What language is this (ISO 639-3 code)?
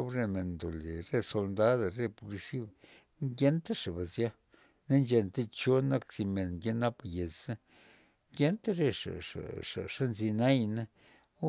ztp